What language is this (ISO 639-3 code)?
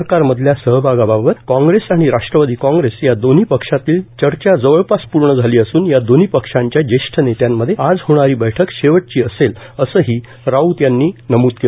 mar